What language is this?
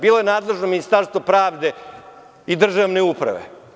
Serbian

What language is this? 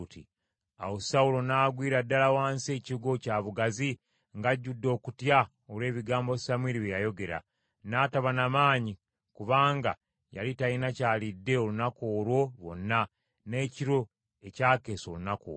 Ganda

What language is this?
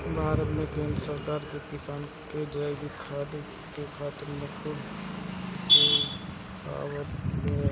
Bhojpuri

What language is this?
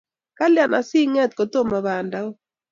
Kalenjin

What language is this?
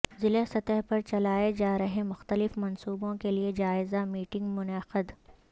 Urdu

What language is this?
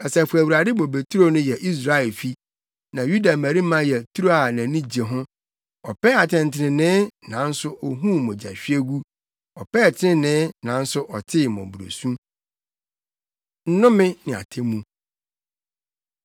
Akan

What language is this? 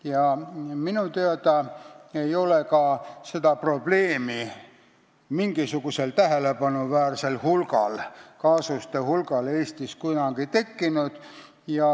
Estonian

